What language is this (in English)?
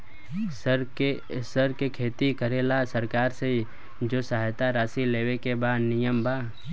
Bhojpuri